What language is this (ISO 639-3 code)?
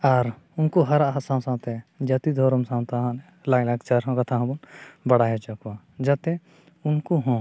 sat